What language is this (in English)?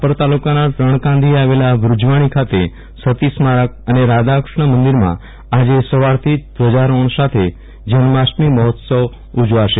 Gujarati